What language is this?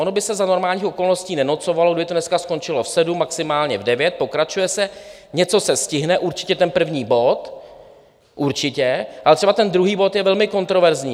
Czech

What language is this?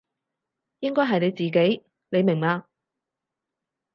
Cantonese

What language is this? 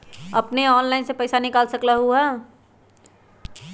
Magahi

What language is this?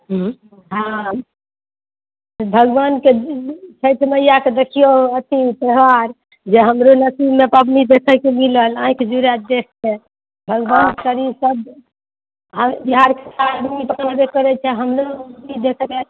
Maithili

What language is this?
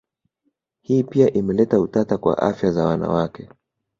Swahili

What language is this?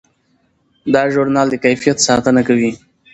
Pashto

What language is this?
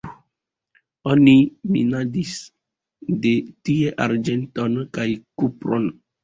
Esperanto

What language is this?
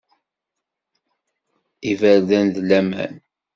Kabyle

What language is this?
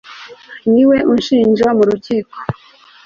Kinyarwanda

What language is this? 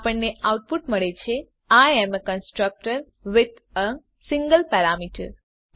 Gujarati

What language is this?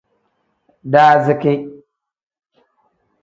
Tem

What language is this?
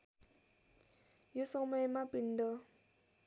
Nepali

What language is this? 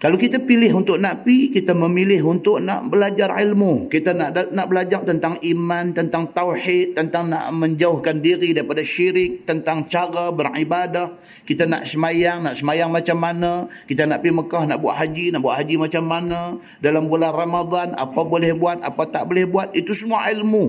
Malay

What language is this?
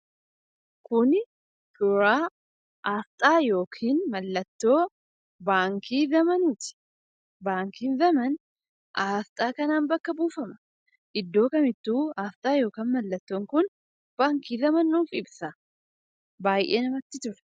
Oromo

